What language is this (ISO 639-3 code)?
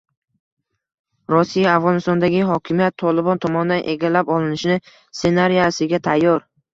uzb